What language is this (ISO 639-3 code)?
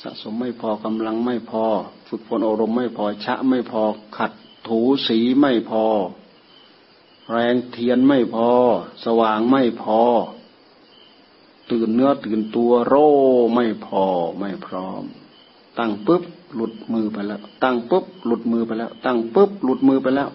tha